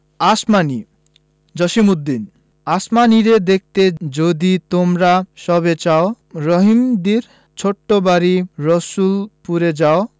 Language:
Bangla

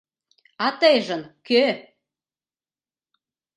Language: Mari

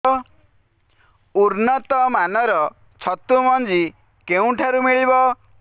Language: Odia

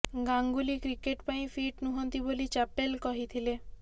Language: Odia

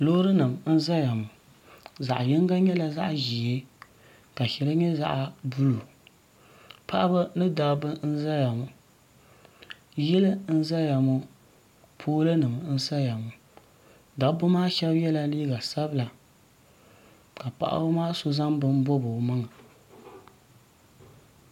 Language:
Dagbani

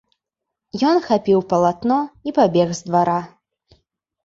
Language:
Belarusian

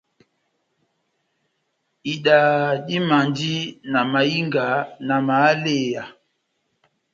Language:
Batanga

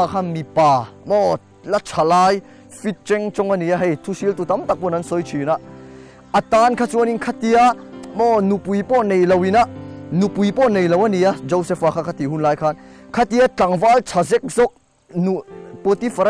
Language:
Thai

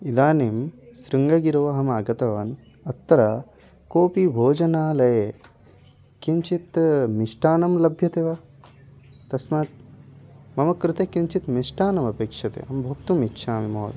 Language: Sanskrit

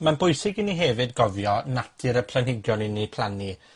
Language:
Welsh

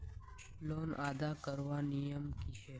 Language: Magahi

